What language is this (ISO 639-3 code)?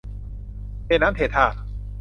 tha